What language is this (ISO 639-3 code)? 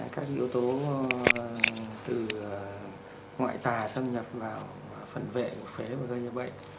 vie